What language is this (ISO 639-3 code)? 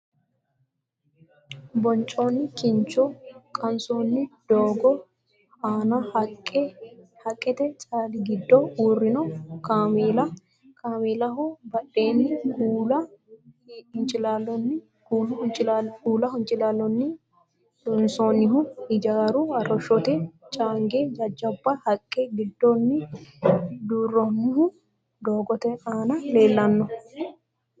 sid